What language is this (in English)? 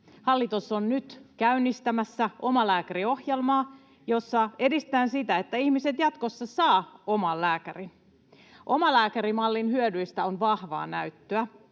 Finnish